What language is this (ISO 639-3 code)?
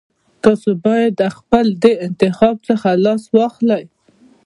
pus